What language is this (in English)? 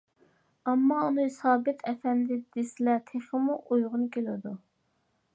Uyghur